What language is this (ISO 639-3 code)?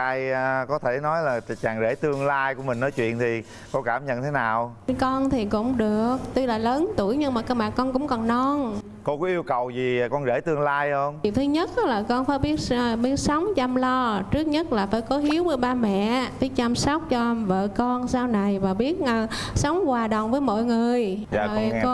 vie